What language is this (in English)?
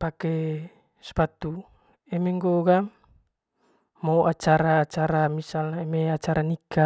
Manggarai